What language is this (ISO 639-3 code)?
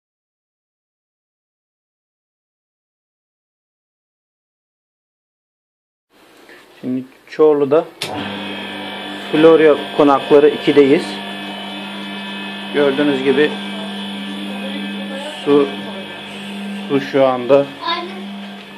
tur